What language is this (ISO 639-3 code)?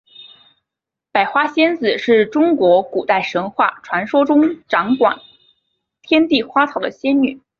zho